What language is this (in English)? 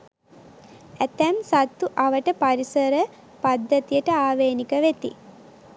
Sinhala